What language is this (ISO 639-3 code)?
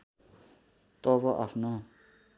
nep